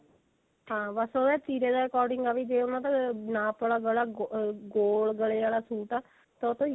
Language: Punjabi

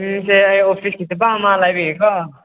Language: Manipuri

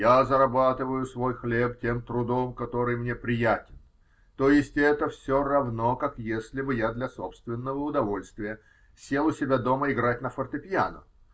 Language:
Russian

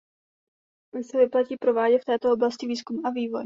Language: Czech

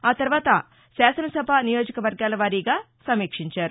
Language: Telugu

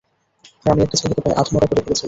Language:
Bangla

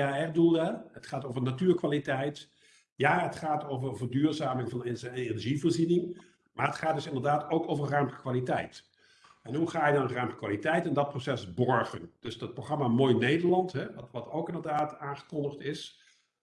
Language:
Dutch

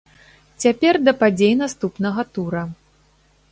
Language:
Belarusian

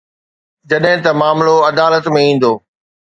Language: Sindhi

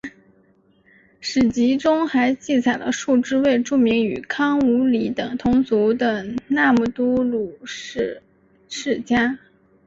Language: Chinese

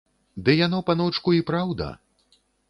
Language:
Belarusian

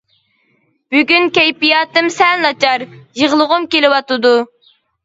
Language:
Uyghur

